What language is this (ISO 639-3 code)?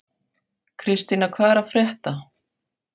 isl